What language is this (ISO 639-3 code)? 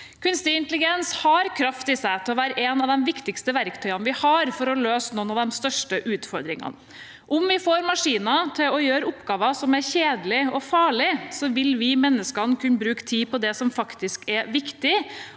nor